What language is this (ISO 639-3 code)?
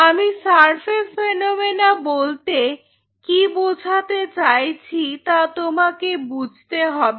ben